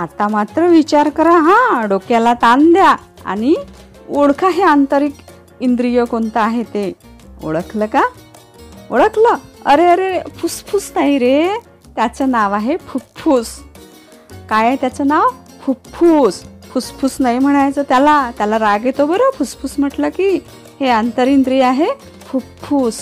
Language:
Marathi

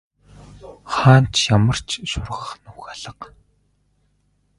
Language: Mongolian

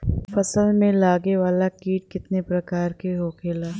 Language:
Bhojpuri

